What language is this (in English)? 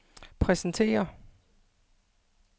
Danish